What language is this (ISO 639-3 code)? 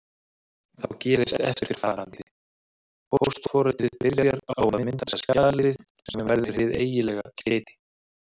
isl